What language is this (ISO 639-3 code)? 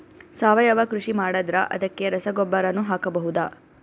kan